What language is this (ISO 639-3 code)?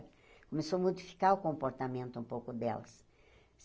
por